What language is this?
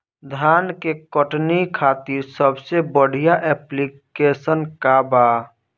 Bhojpuri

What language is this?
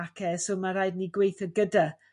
Welsh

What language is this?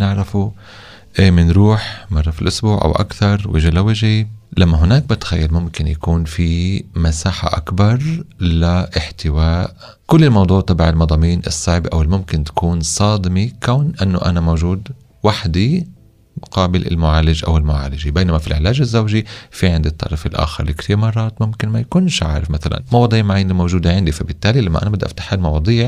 Arabic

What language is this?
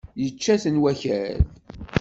Kabyle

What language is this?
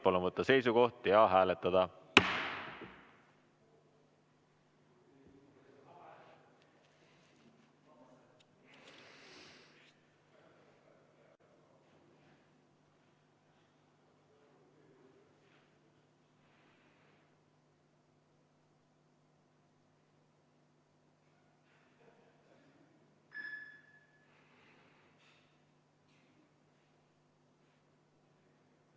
Estonian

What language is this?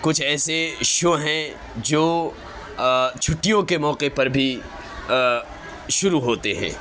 Urdu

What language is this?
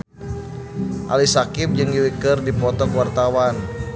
Sundanese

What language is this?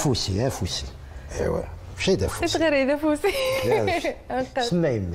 Arabic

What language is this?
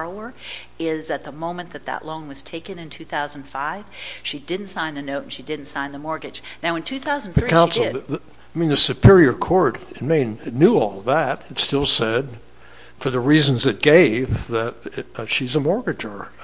English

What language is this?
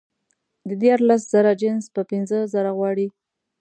Pashto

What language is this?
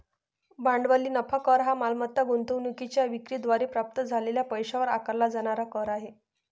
Marathi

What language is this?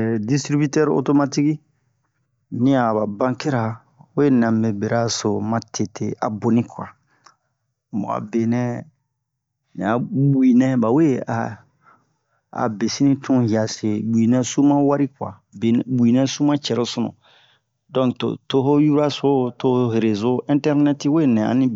Bomu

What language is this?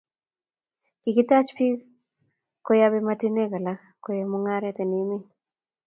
Kalenjin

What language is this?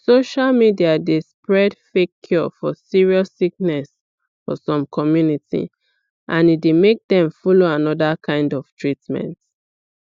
Nigerian Pidgin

